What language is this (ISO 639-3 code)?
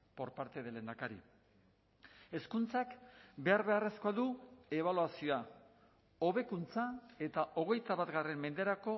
eus